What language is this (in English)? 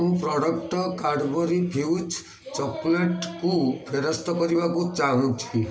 Odia